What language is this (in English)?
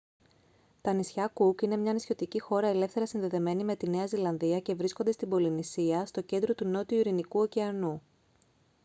Greek